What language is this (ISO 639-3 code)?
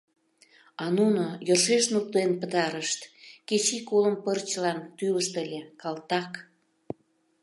chm